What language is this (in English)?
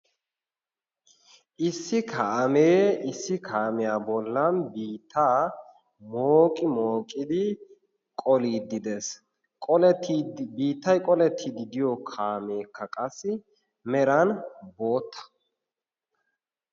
Wolaytta